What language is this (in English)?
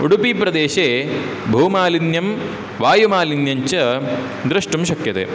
Sanskrit